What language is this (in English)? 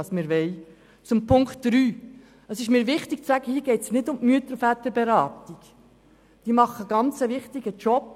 Swiss German